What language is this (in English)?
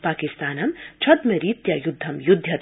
Sanskrit